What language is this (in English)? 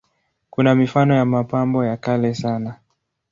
Swahili